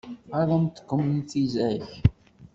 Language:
Kabyle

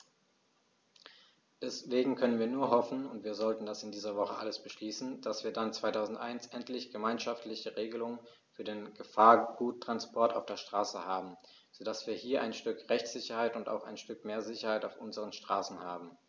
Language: German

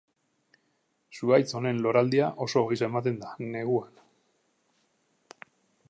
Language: Basque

